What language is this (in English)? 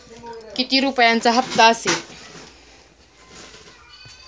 Marathi